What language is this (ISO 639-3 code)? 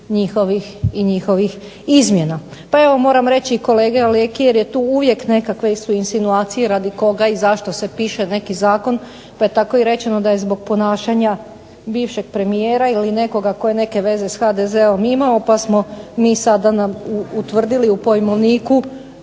hrv